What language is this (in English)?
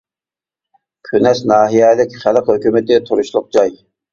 Uyghur